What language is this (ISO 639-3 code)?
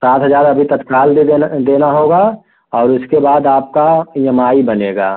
hin